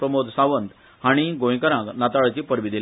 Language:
Konkani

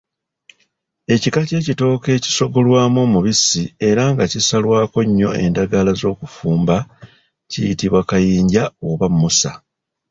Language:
Ganda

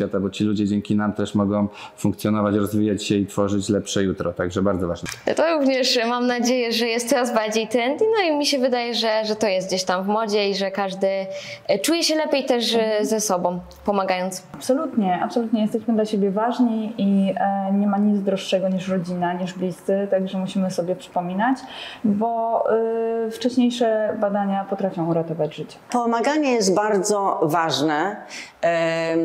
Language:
Polish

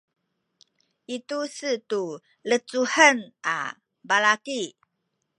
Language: Sakizaya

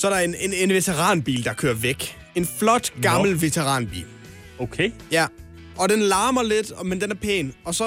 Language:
Danish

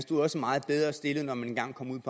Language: Danish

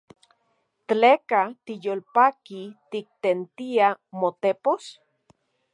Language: Central Puebla Nahuatl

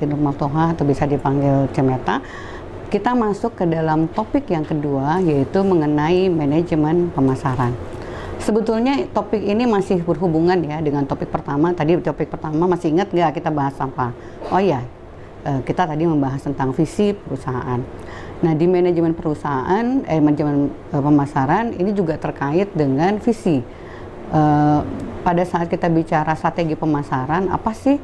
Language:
Indonesian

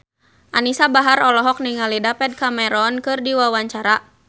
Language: Sundanese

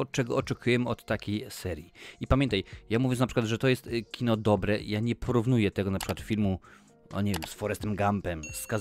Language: Polish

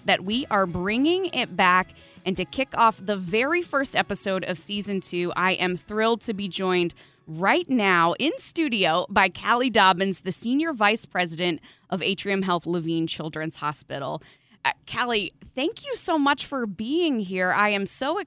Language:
English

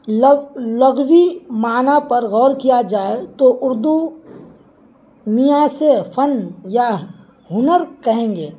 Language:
Urdu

